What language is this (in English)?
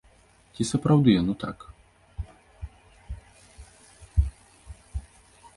Belarusian